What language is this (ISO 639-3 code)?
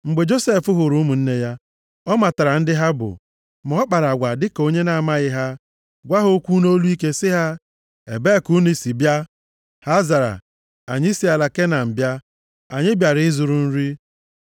ibo